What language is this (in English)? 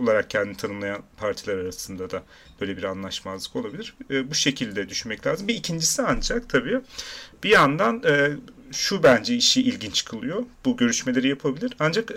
Turkish